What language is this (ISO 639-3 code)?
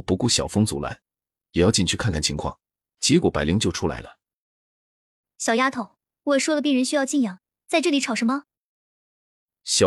zho